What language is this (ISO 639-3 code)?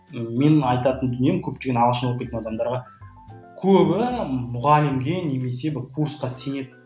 kaz